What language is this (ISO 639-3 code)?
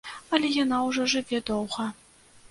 bel